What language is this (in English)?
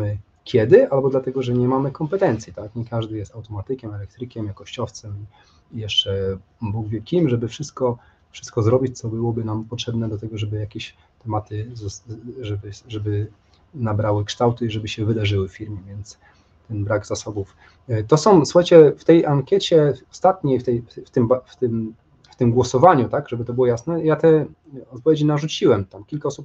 Polish